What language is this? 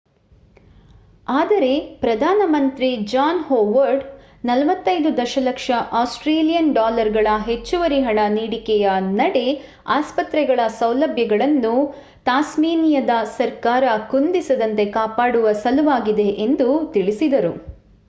Kannada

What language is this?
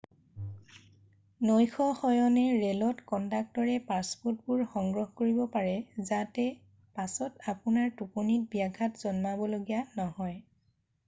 Assamese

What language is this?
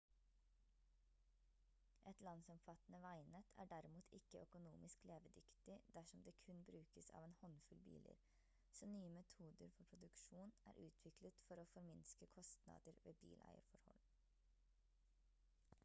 Norwegian Bokmål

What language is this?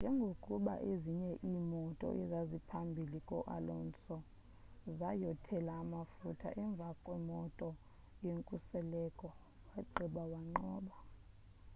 Xhosa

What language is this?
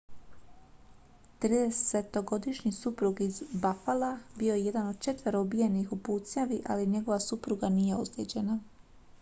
Croatian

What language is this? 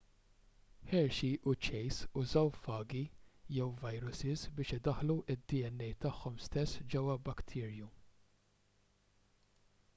Maltese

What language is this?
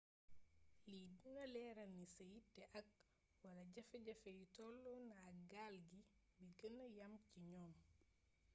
Wolof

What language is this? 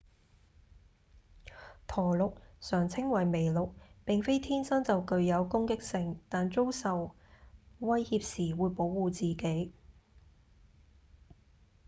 Cantonese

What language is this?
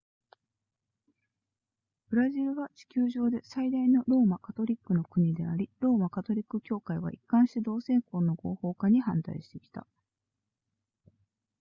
Japanese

